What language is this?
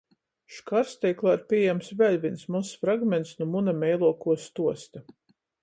Latgalian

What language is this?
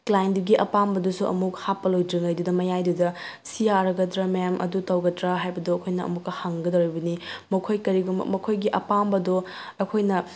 Manipuri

